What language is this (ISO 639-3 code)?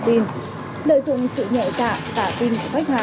vie